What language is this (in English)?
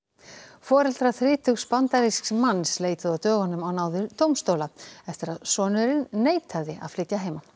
Icelandic